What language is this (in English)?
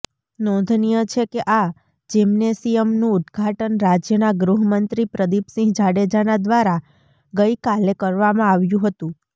Gujarati